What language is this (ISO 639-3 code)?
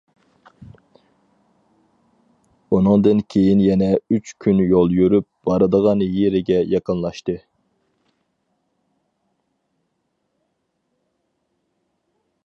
uig